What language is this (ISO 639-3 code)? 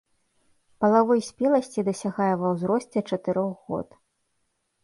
bel